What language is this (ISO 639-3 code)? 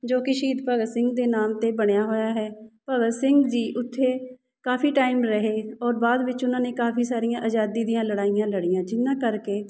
pan